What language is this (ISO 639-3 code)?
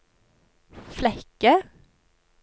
nor